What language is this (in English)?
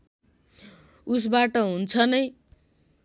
Nepali